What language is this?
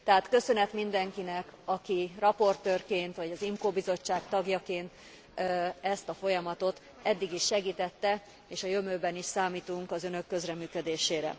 Hungarian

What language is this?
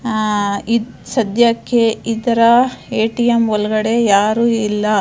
Kannada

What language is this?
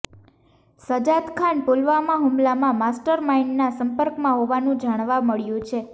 Gujarati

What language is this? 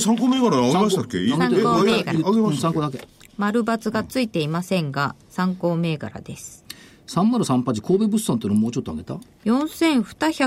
Japanese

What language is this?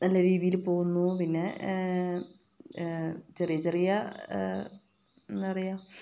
Malayalam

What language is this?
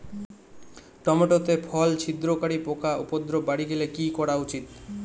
Bangla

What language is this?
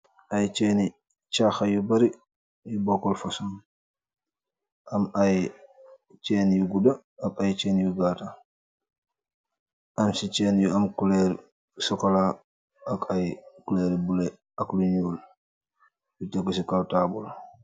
Wolof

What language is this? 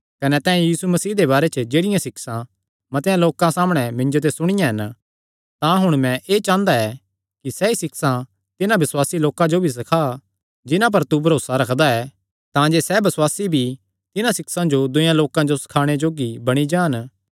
Kangri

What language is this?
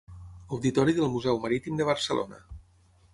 Catalan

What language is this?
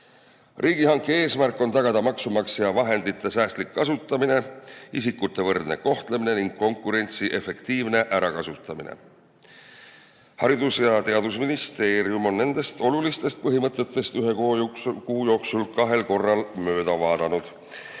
Estonian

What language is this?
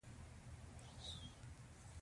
Pashto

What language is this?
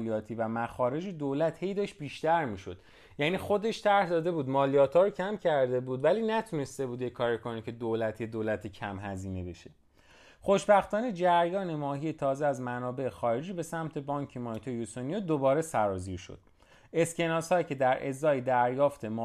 Persian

